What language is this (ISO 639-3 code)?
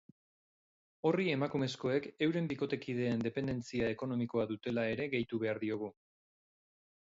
eus